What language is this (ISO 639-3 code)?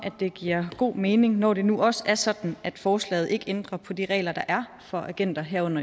dan